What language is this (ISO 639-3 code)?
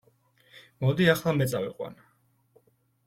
kat